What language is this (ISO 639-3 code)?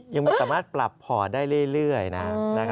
tha